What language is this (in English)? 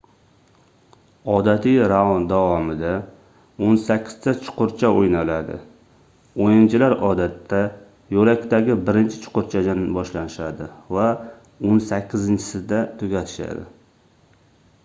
Uzbek